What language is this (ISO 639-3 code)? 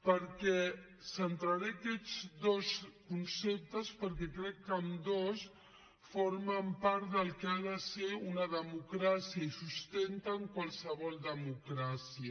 cat